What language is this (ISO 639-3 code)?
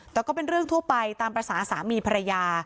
tha